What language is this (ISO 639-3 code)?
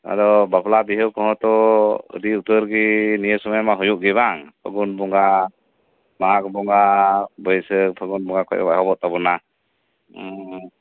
sat